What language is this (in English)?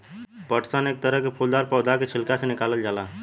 Bhojpuri